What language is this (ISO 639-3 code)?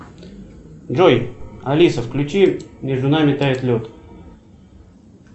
rus